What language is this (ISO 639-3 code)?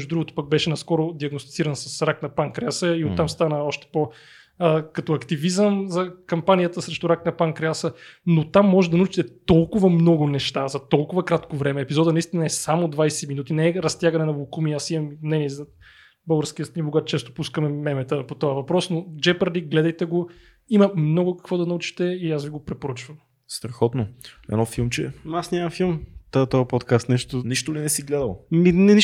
bul